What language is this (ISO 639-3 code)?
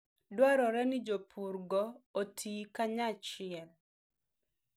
luo